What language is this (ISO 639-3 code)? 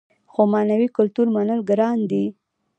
pus